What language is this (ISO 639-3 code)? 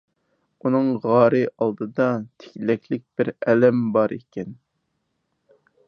uig